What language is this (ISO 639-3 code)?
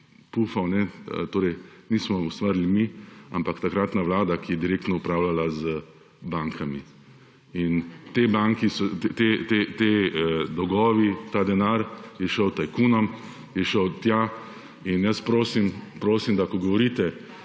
slv